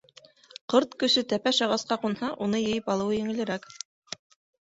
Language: Bashkir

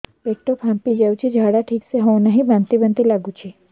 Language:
Odia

